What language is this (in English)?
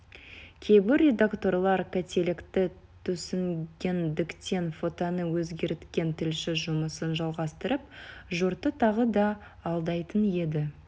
Kazakh